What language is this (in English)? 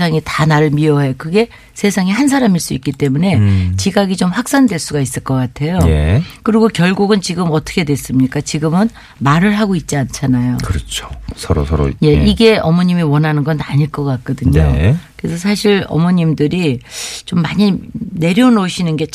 Korean